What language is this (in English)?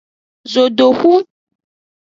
Aja (Benin)